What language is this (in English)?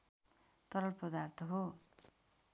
Nepali